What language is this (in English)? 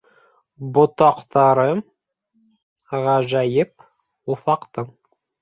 Bashkir